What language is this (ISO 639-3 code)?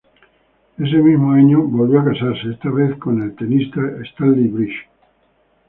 spa